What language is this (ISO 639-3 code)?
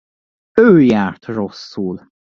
hun